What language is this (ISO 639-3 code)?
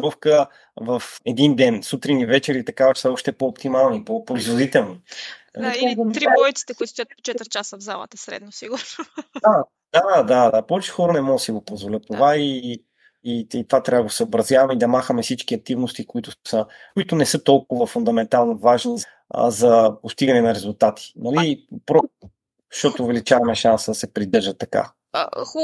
bul